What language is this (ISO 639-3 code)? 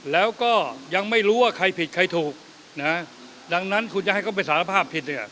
tha